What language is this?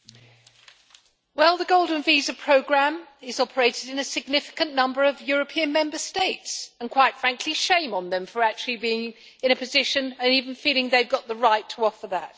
English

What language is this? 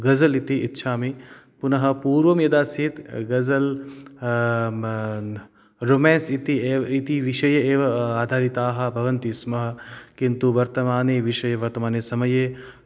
Sanskrit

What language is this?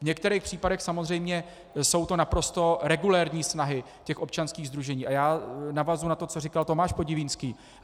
Czech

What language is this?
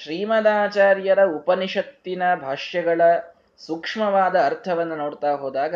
Kannada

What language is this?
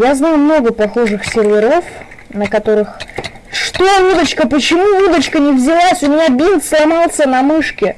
Russian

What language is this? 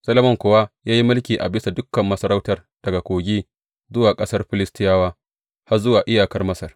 Hausa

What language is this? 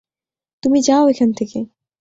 Bangla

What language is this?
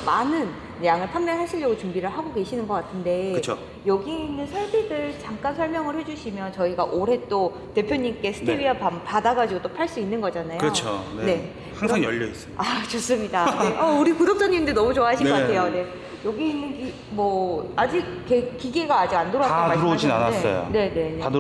Korean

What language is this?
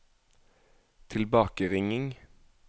Norwegian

